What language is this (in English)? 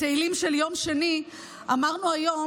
Hebrew